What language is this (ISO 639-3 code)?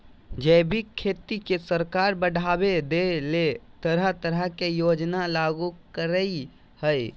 mag